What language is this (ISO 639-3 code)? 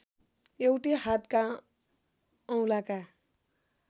nep